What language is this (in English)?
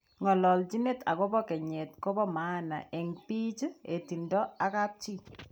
Kalenjin